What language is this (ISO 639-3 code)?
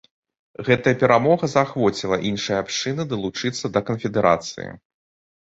bel